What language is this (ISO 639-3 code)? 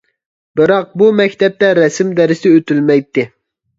uig